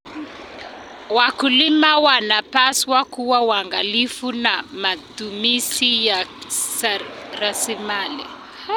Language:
Kalenjin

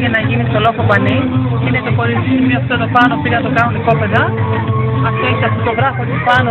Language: Greek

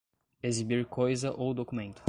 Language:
Portuguese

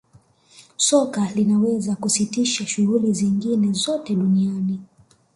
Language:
Swahili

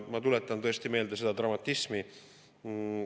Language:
Estonian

